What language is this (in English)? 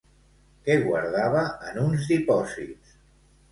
Catalan